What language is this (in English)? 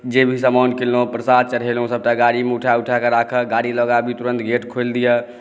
Maithili